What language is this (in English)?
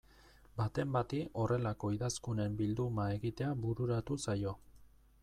Basque